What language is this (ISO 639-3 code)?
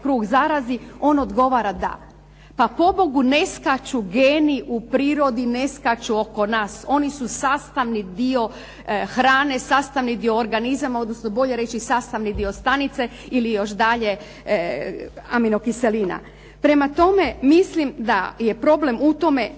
hrv